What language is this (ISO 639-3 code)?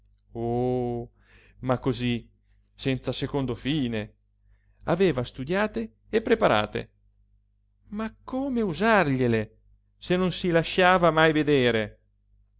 ita